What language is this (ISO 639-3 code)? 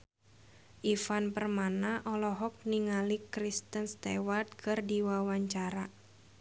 sun